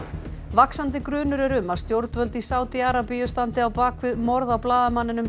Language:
Icelandic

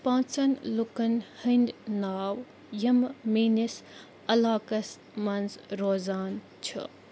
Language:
Kashmiri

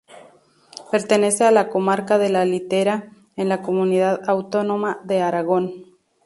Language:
Spanish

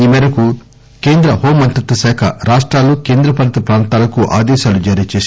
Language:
Telugu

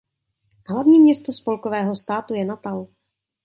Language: Czech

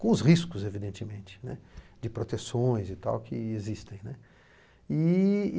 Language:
Portuguese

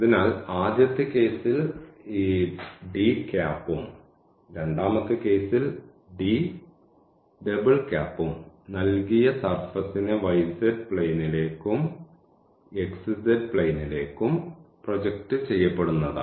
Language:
Malayalam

